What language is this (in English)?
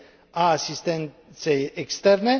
Romanian